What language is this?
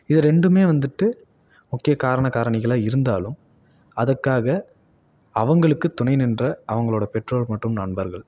Tamil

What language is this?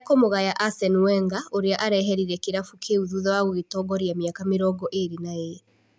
Kikuyu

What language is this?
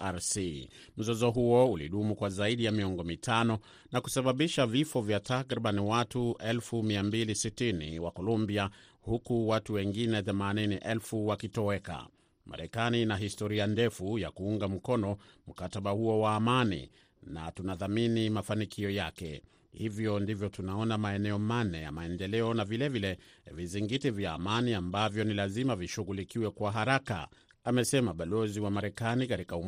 Swahili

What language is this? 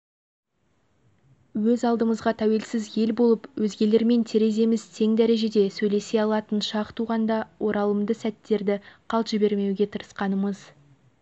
Kazakh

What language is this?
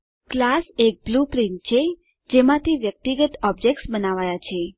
Gujarati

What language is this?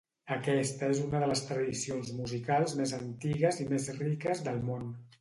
Catalan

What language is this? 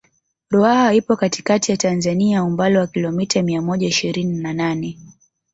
Swahili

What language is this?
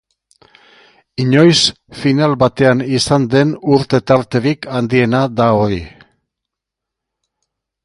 Basque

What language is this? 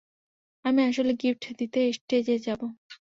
Bangla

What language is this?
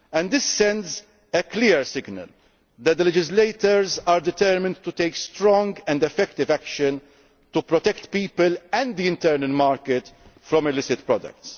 English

